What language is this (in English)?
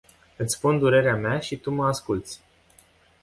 Romanian